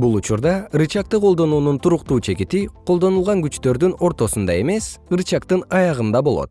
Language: Kyrgyz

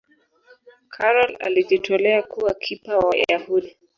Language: Swahili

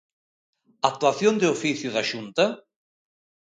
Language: Galician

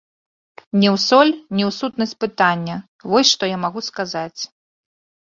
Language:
Belarusian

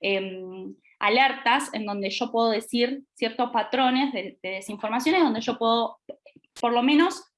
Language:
Spanish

